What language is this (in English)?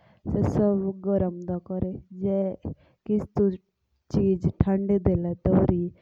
Jaunsari